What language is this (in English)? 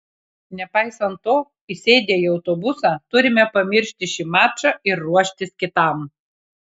Lithuanian